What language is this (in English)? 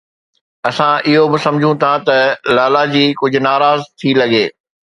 Sindhi